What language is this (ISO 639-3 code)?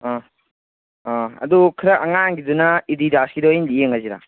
mni